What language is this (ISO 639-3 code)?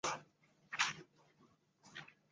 zho